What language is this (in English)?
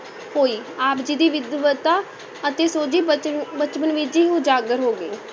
Punjabi